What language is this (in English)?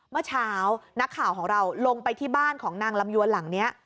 Thai